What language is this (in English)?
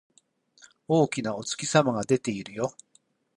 Japanese